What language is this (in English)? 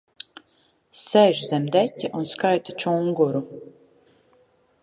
Latvian